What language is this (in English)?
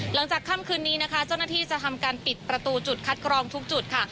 Thai